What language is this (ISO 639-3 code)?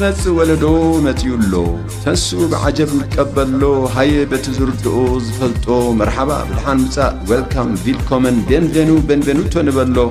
ara